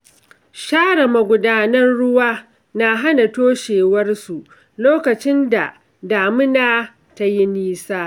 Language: Hausa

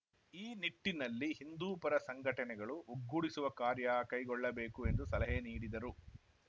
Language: Kannada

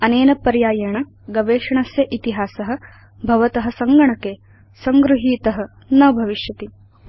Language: Sanskrit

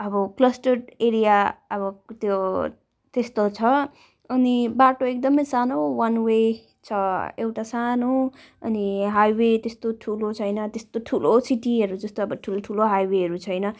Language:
Nepali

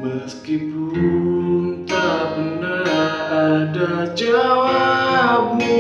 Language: Indonesian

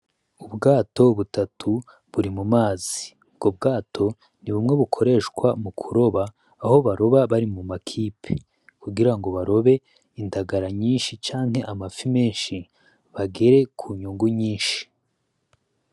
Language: Rundi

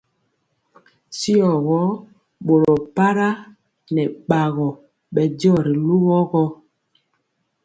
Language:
Mpiemo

